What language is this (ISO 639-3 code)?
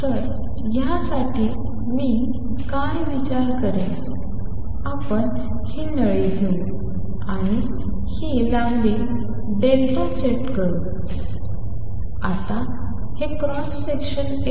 mar